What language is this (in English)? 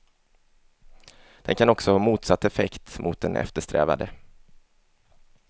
Swedish